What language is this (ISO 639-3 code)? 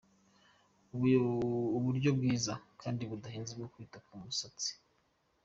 kin